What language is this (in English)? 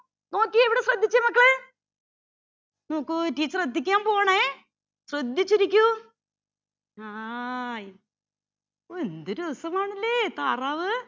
Malayalam